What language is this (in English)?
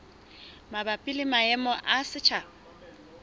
Southern Sotho